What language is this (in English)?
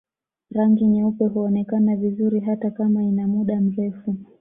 Swahili